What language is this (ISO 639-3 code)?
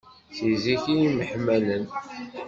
kab